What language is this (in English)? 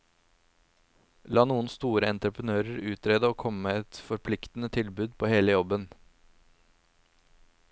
Norwegian